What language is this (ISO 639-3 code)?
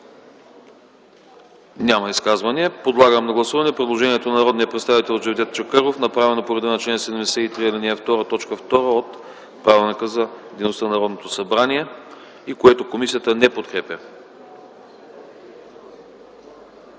bul